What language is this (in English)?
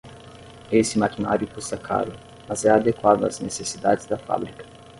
Portuguese